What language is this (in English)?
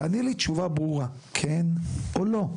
Hebrew